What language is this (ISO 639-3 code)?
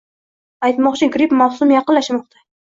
uzb